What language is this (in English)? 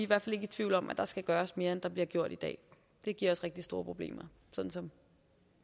Danish